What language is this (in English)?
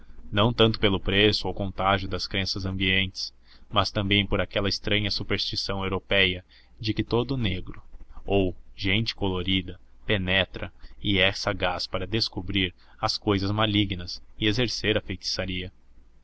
Portuguese